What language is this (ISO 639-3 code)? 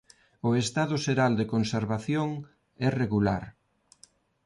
glg